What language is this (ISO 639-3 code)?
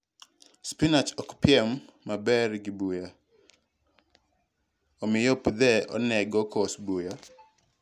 luo